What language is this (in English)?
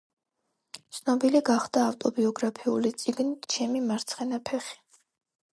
Georgian